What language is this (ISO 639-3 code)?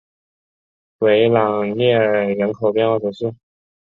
zho